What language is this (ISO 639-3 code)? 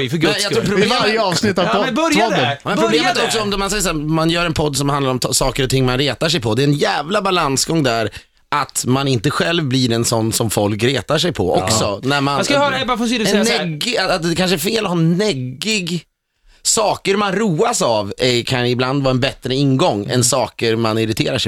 swe